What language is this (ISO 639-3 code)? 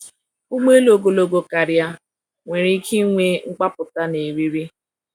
ibo